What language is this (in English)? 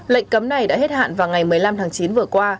Vietnamese